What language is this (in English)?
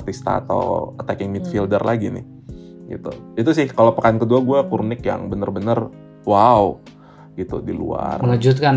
Indonesian